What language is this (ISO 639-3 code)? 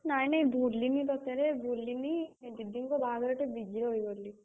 ori